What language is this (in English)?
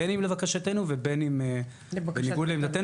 Hebrew